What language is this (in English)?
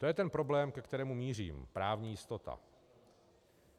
Czech